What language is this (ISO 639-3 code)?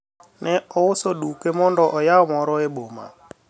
luo